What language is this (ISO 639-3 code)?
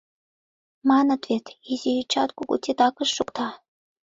chm